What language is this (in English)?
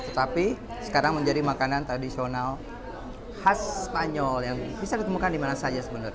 Indonesian